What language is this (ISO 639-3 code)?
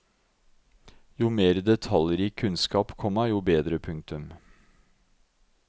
nor